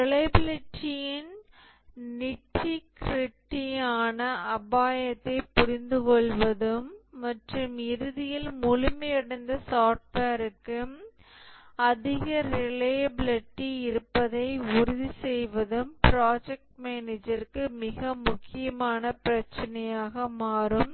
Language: Tamil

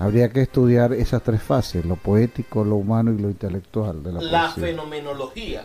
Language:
Spanish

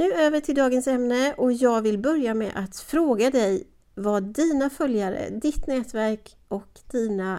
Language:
Swedish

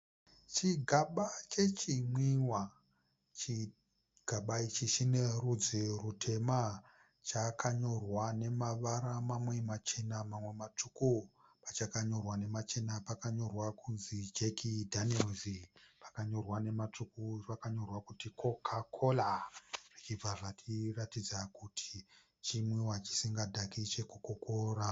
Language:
Shona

